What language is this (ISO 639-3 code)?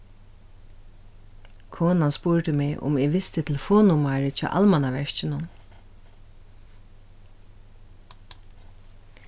fao